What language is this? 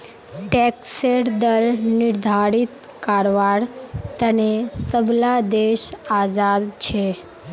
Magahi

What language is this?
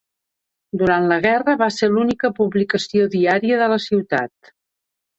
Catalan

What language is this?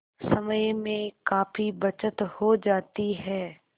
Hindi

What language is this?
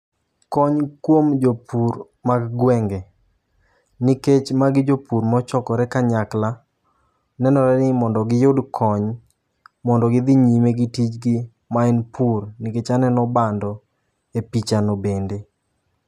Luo (Kenya and Tanzania)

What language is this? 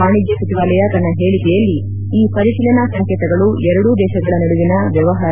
Kannada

